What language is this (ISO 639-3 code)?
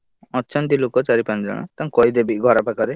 ori